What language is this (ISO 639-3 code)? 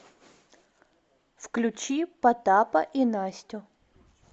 rus